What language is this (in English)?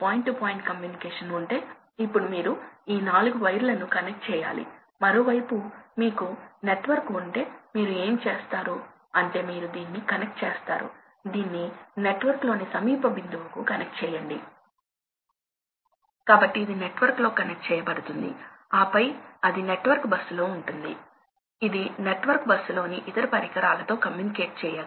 Telugu